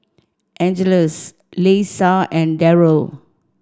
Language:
English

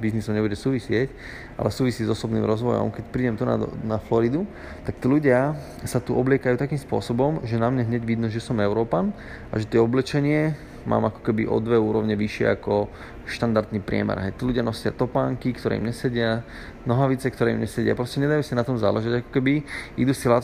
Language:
Slovak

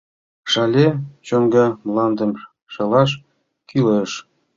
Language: Mari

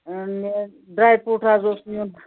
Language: Kashmiri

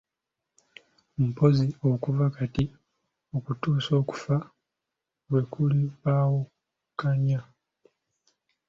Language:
Ganda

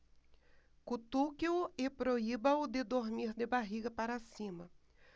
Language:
Portuguese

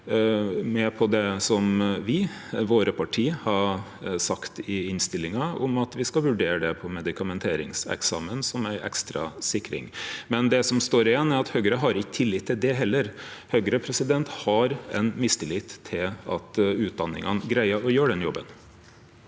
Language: Norwegian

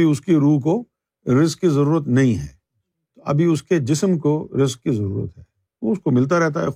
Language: Urdu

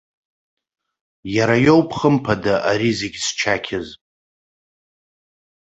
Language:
Abkhazian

